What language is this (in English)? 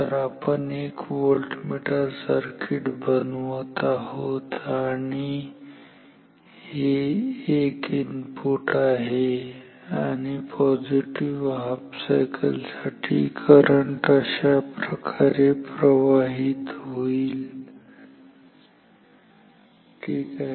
Marathi